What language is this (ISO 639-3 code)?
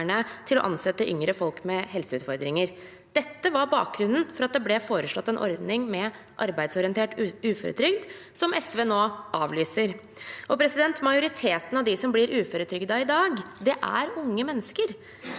nor